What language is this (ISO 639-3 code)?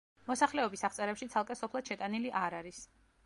kat